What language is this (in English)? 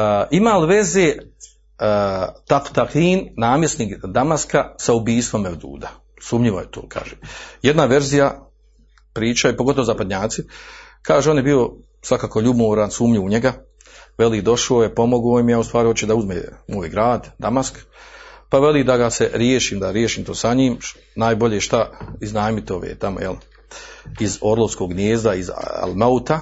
Croatian